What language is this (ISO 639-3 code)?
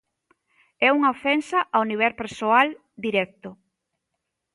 glg